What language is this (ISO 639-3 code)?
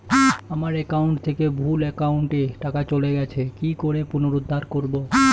ben